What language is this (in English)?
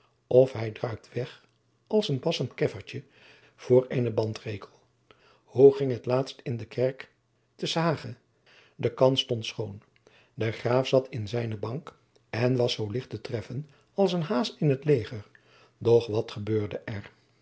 Dutch